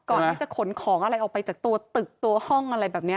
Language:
Thai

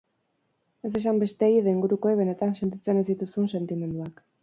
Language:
Basque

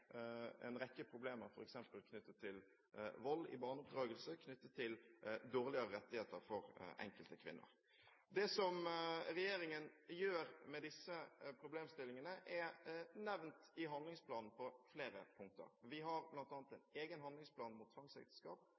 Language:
Norwegian Bokmål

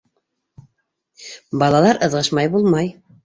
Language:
Bashkir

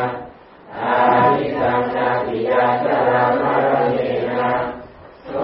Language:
Thai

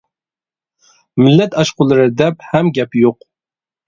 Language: Uyghur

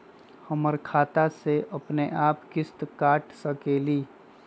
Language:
Magahi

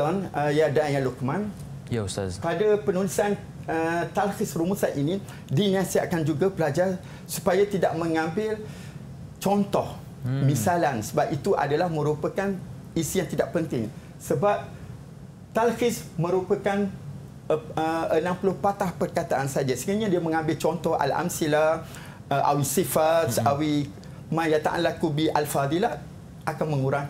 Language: Malay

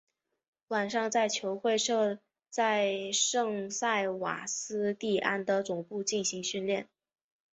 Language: Chinese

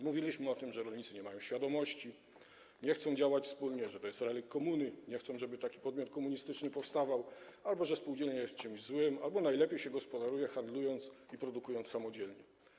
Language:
Polish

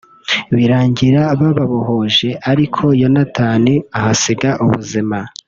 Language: Kinyarwanda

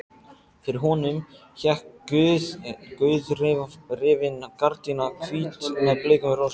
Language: Icelandic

